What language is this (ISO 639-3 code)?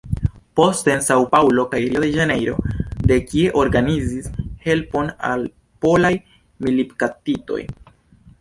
epo